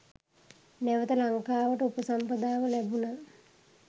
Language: Sinhala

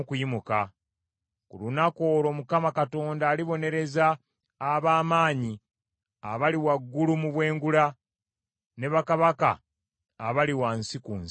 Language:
Ganda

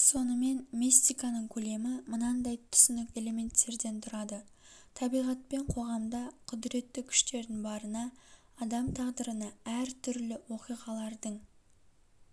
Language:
Kazakh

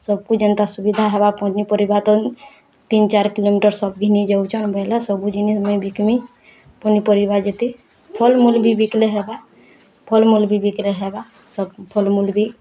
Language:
Odia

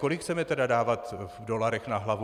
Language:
Czech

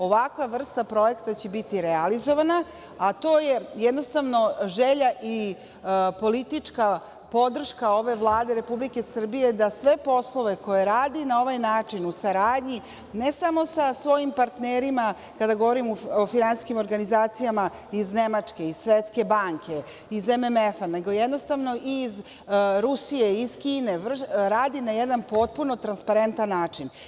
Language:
Serbian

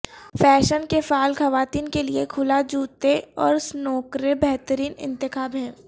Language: Urdu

